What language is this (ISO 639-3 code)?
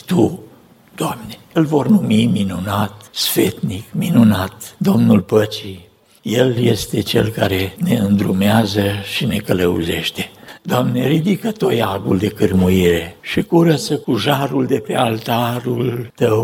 ron